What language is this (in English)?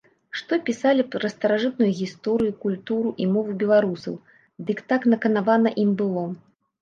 Belarusian